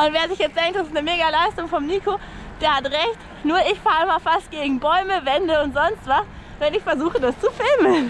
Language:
German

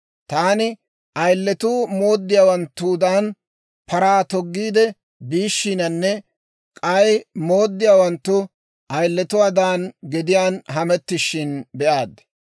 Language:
Dawro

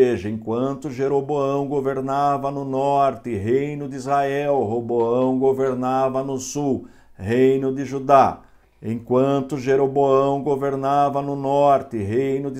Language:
Portuguese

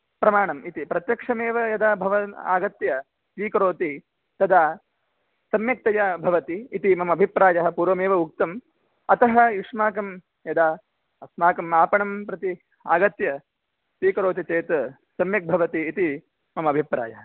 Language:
Sanskrit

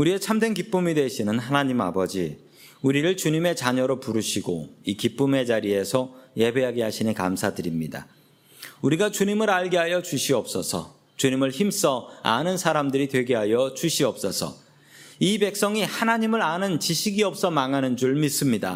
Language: Korean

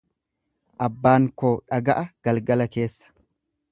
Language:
Oromo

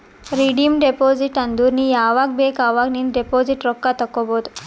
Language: Kannada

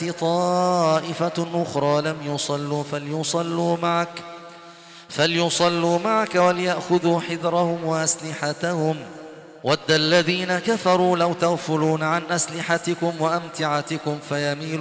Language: Arabic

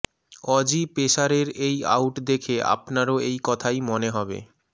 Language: Bangla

